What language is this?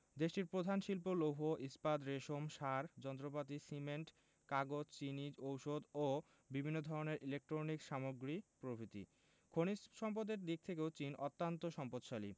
Bangla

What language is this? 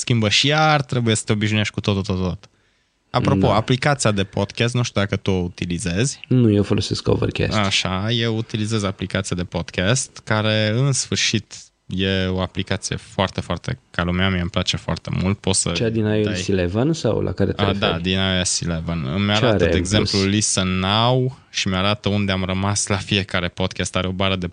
Romanian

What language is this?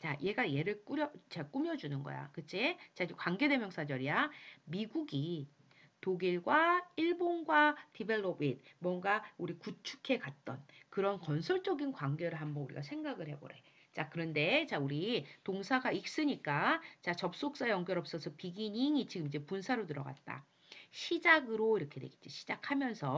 Korean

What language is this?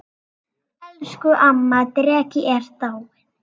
Icelandic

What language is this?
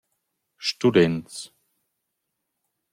Romansh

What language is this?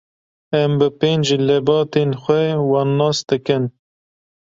Kurdish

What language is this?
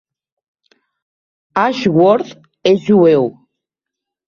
Catalan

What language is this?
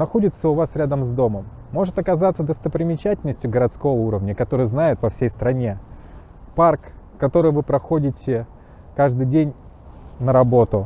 Russian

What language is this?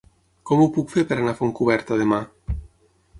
Catalan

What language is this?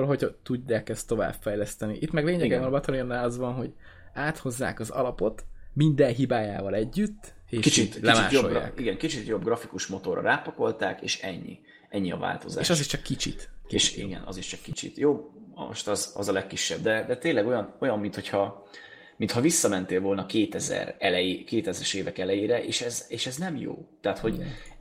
Hungarian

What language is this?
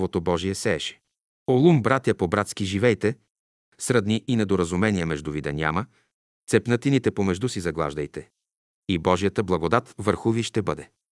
Bulgarian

